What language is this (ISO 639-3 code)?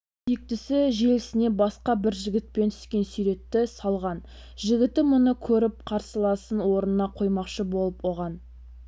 kaz